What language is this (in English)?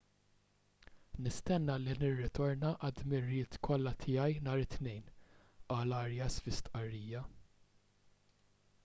Maltese